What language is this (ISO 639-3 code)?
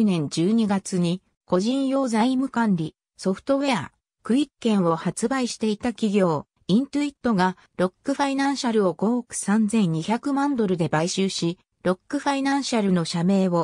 jpn